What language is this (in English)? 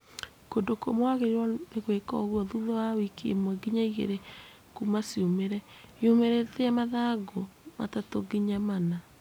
Kikuyu